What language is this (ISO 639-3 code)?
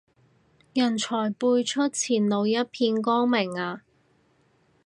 yue